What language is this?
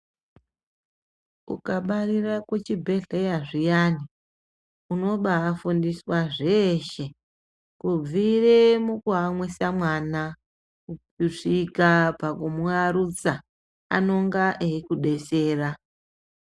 Ndau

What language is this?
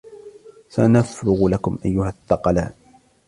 Arabic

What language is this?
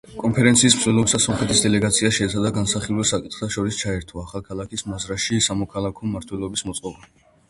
Georgian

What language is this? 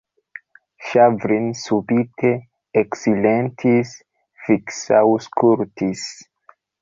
Esperanto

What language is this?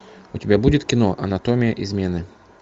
Russian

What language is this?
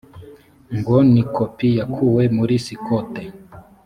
Kinyarwanda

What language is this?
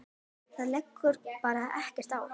Icelandic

